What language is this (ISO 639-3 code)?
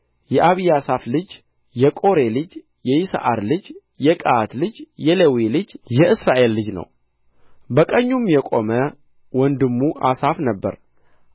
amh